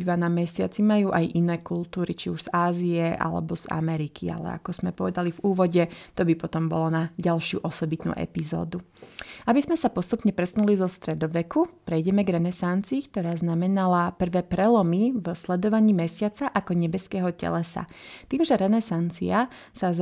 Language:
Slovak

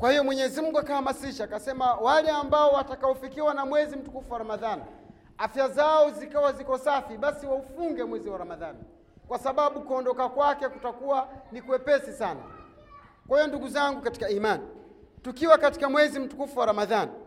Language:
Swahili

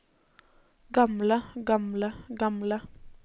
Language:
Norwegian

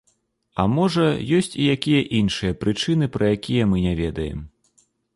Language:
Belarusian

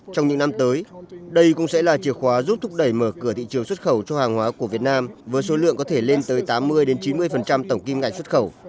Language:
Vietnamese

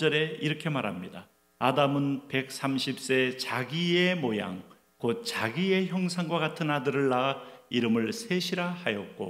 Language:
Korean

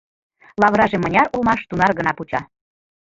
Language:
Mari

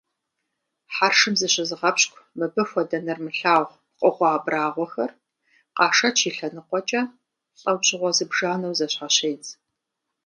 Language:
Kabardian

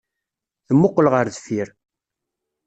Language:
Kabyle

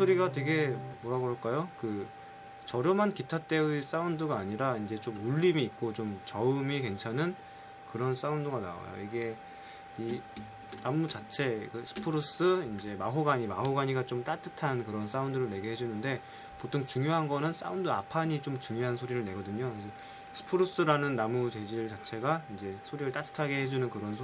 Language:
Korean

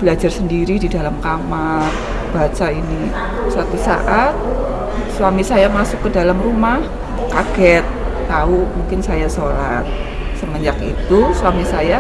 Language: Indonesian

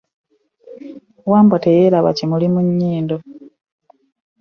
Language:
Ganda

